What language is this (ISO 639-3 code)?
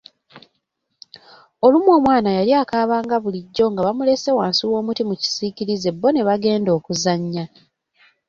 lug